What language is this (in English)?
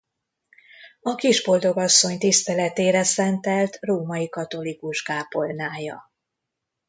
Hungarian